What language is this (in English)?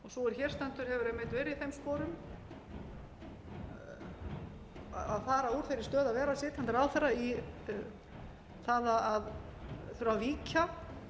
Icelandic